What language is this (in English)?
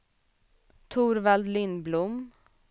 Swedish